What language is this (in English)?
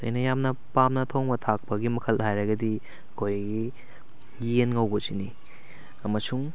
Manipuri